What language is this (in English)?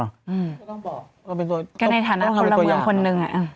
Thai